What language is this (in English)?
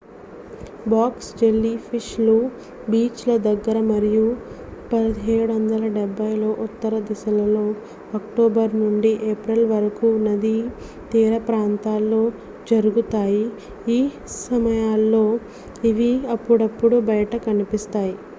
Telugu